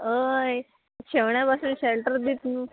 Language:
Konkani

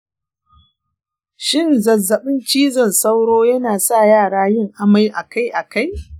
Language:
Hausa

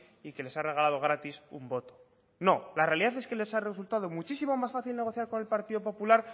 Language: Spanish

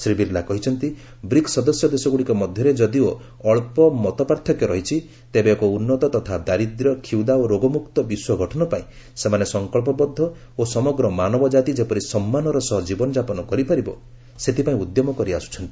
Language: Odia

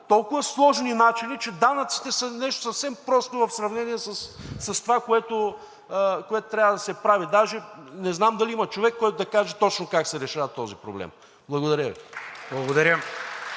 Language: Bulgarian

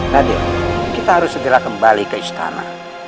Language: Indonesian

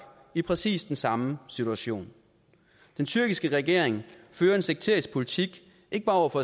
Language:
Danish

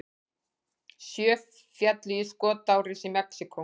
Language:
Icelandic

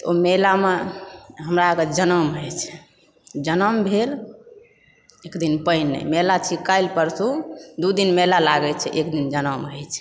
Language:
Maithili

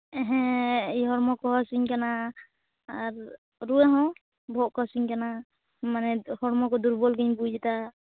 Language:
Santali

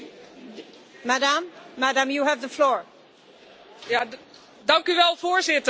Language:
Dutch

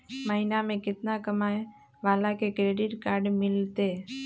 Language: Magahi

